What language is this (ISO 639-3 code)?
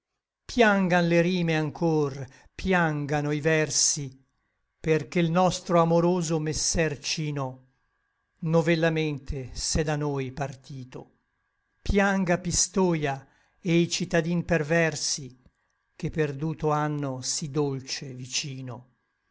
ita